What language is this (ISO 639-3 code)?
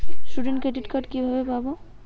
ben